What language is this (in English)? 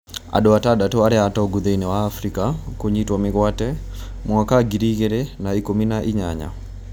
Kikuyu